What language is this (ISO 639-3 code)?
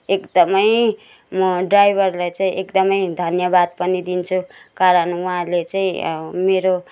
nep